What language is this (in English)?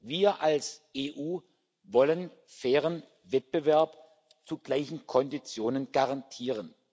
German